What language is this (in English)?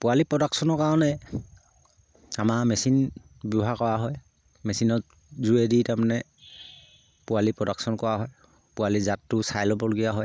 Assamese